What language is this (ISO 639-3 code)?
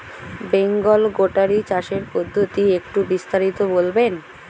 ben